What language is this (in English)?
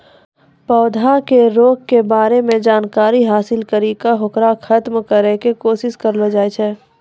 Maithili